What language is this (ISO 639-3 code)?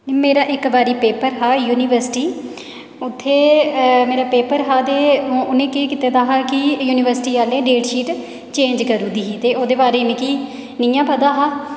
doi